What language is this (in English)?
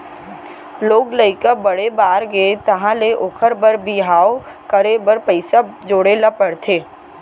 Chhattisgarhi